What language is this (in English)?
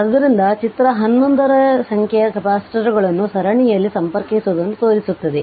Kannada